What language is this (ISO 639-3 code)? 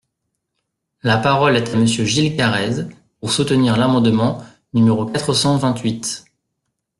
fra